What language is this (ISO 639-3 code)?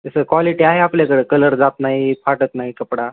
mar